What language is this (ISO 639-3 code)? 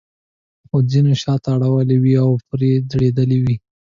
pus